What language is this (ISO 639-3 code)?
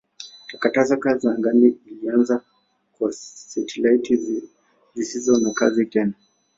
swa